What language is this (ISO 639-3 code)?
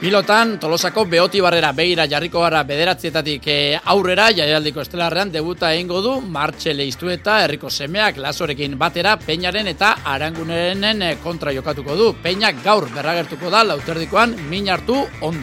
spa